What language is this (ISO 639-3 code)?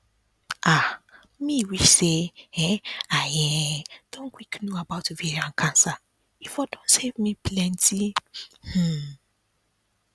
pcm